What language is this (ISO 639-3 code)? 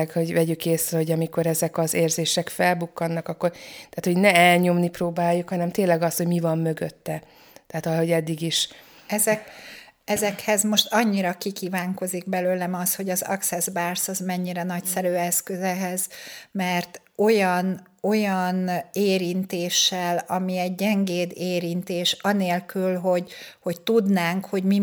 hun